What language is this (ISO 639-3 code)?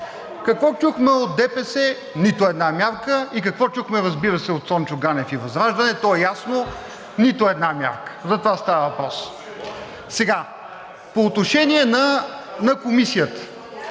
bul